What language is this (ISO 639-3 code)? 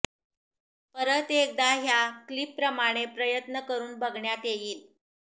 mar